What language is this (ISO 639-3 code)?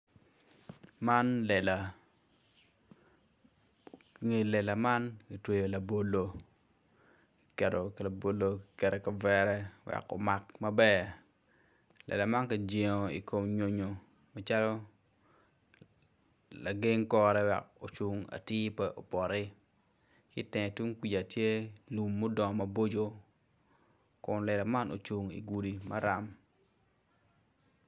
ach